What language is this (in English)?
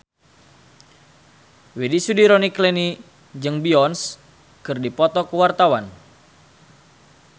Sundanese